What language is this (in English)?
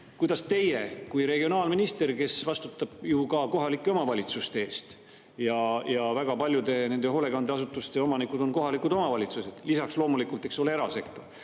Estonian